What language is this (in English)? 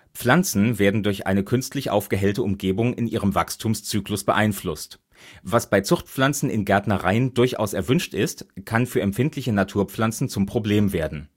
German